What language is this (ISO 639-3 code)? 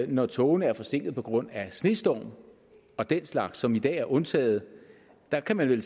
dan